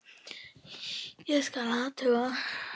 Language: Icelandic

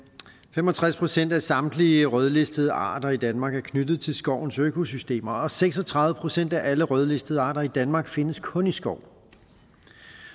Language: Danish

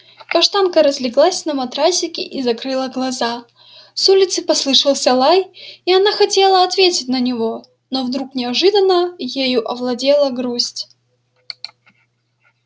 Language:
Russian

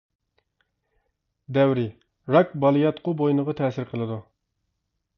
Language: Uyghur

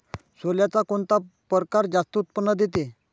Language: Marathi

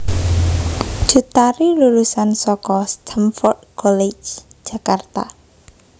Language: Javanese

